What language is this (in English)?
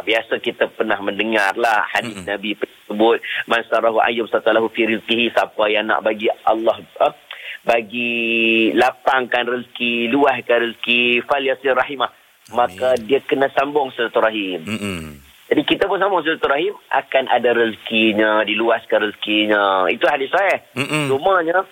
Malay